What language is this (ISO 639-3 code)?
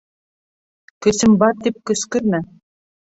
bak